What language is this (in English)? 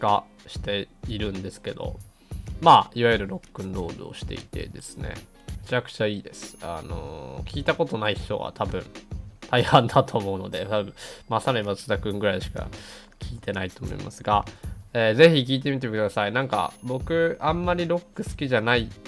Japanese